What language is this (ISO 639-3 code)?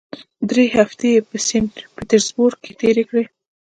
pus